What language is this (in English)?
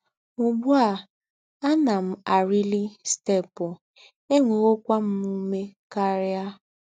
Igbo